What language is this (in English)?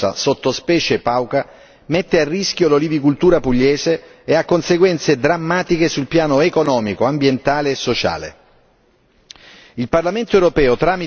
Italian